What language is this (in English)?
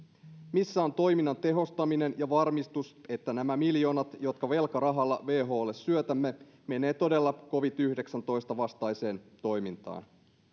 Finnish